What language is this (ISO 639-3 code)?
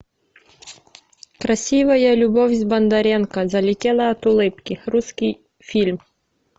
rus